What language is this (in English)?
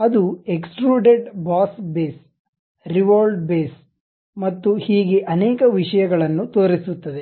Kannada